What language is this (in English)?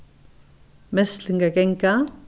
Faroese